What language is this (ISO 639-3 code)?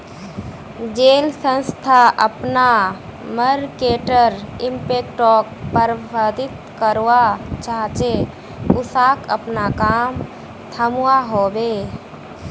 mag